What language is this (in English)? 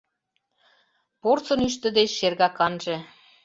Mari